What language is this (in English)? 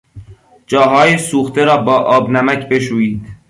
Persian